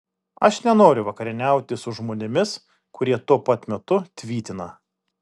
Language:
Lithuanian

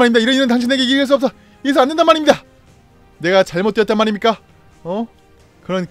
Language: Korean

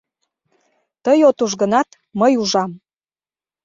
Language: Mari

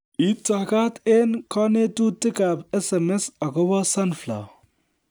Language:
Kalenjin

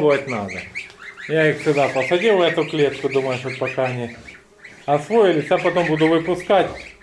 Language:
Russian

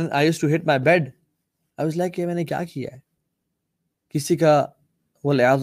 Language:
Urdu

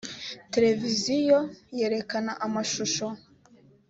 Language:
Kinyarwanda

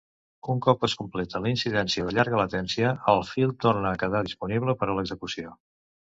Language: Catalan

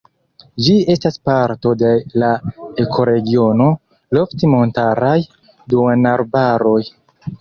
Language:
Esperanto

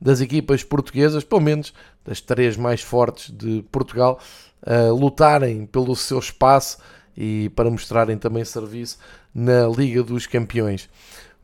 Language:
Portuguese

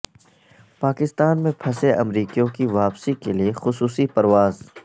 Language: Urdu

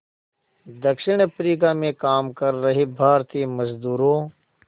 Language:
Hindi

